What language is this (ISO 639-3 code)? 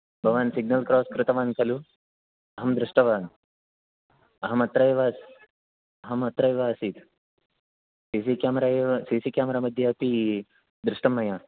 san